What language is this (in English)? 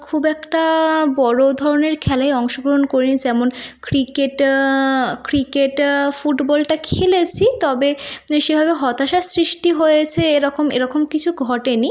Bangla